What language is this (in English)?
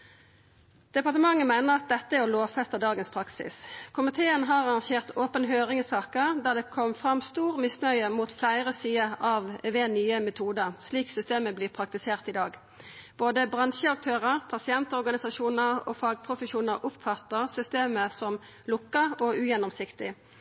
Norwegian Nynorsk